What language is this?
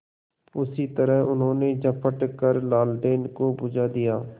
Hindi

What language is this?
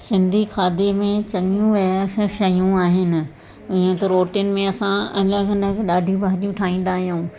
Sindhi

